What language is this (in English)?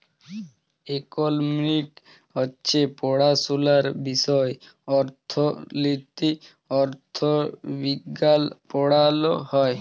Bangla